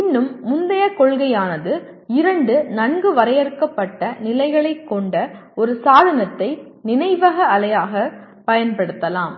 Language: Tamil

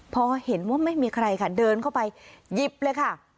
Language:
Thai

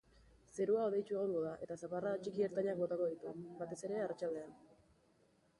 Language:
Basque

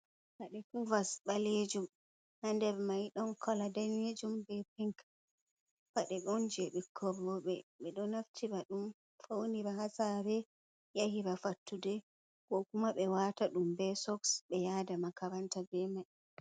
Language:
Fula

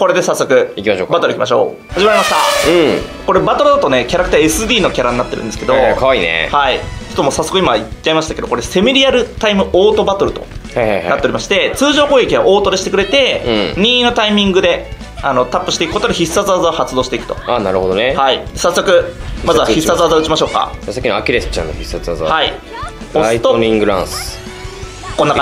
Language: Japanese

